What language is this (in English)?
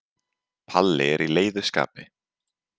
Icelandic